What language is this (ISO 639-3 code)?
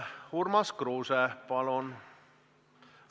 est